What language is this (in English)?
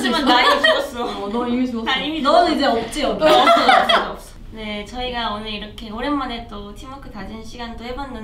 Korean